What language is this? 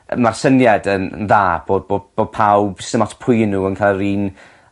Welsh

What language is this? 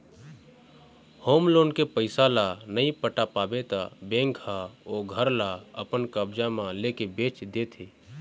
Chhattisgarhi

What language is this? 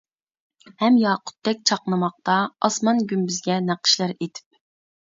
Uyghur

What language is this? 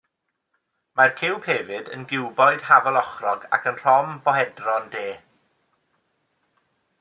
Welsh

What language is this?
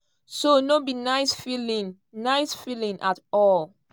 Nigerian Pidgin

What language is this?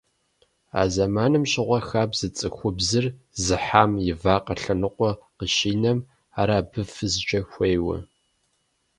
Kabardian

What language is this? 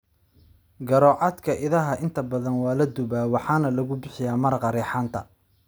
Somali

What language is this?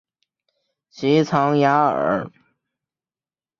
Chinese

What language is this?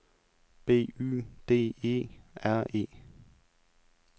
Danish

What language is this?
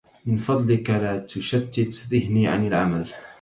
Arabic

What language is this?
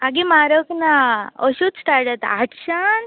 Konkani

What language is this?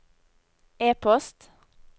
Norwegian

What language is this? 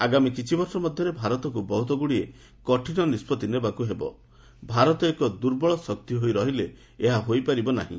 Odia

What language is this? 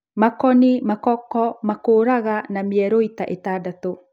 Kikuyu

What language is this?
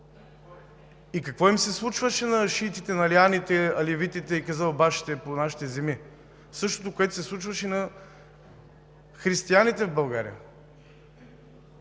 Bulgarian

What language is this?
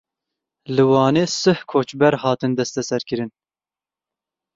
Kurdish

